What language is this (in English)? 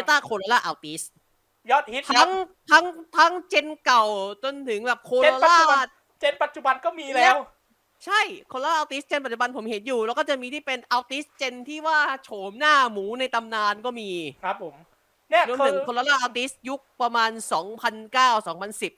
Thai